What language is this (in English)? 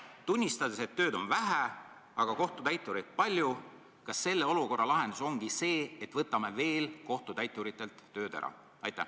Estonian